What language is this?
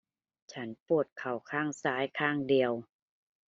Thai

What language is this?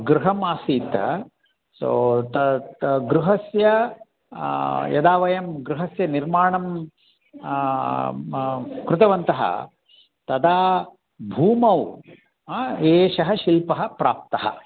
Sanskrit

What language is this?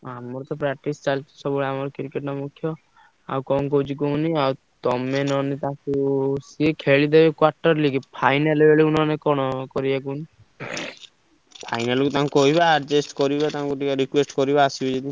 Odia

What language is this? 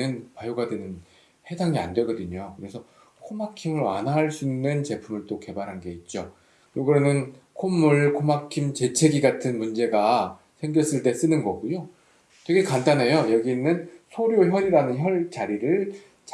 Korean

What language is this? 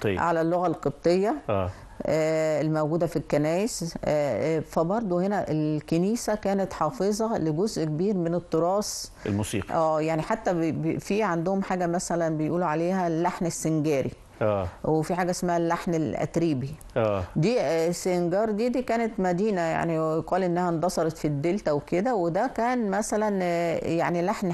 Arabic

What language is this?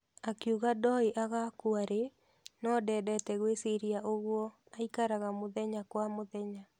Kikuyu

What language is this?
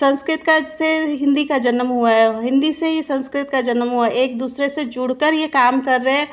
Hindi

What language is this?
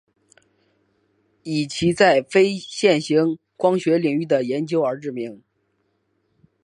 Chinese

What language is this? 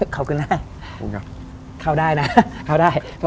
Thai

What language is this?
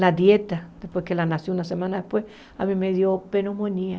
Portuguese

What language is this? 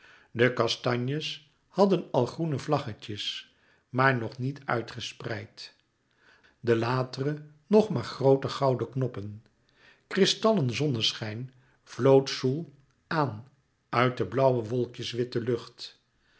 Dutch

